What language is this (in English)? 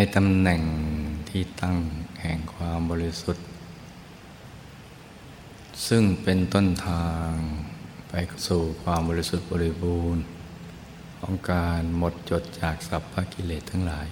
Thai